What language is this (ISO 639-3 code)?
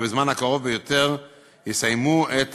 heb